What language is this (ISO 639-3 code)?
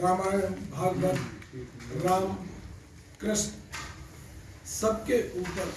hin